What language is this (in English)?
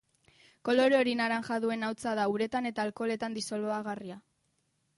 Basque